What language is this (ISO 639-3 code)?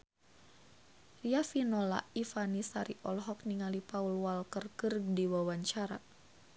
sun